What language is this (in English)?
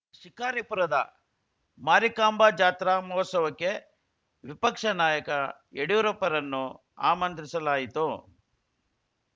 Kannada